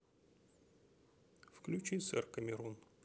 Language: Russian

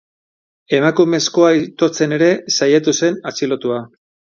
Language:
Basque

